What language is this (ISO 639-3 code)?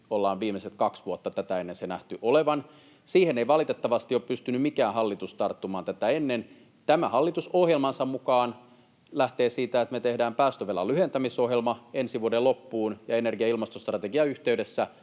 fin